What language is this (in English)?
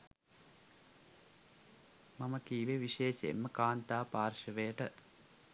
Sinhala